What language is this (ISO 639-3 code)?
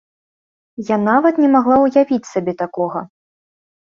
bel